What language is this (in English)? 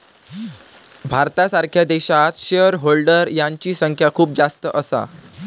Marathi